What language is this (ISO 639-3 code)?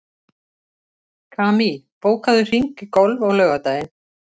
isl